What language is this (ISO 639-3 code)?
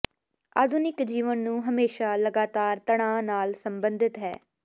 pan